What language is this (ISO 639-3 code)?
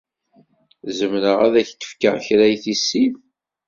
kab